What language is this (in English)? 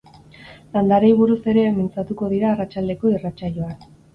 Basque